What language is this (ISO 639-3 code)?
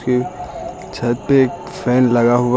hin